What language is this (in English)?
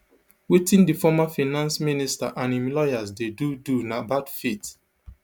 Nigerian Pidgin